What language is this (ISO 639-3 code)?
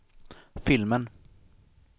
swe